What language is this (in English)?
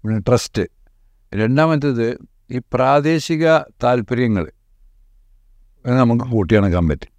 Malayalam